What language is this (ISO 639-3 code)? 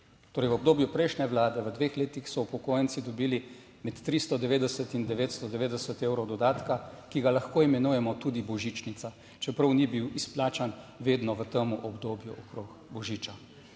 slv